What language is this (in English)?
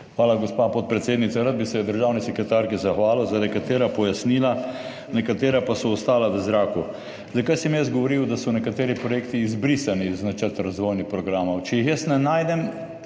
Slovenian